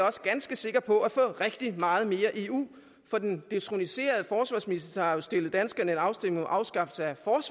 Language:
Danish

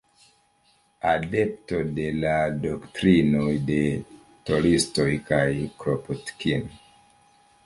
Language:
Esperanto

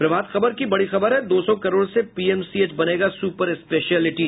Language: Hindi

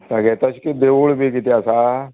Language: Konkani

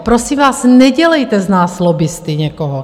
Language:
Czech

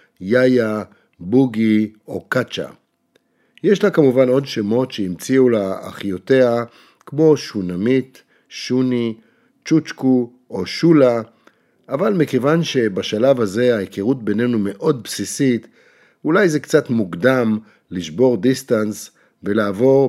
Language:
Hebrew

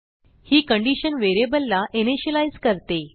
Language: Marathi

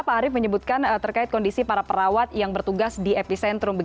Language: Indonesian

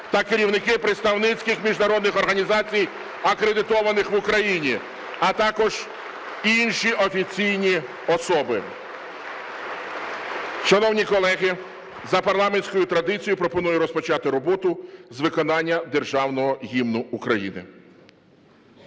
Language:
Ukrainian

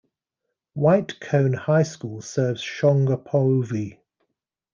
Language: English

